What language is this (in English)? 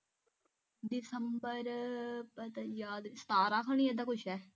Punjabi